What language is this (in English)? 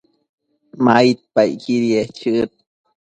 Matsés